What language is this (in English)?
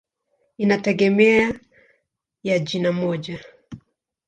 Swahili